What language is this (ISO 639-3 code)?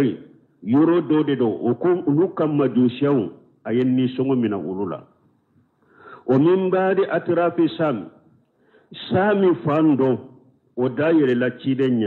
ara